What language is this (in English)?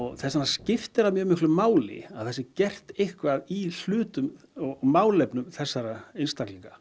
Icelandic